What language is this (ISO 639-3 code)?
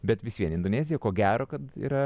lit